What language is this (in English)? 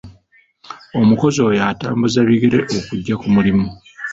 Ganda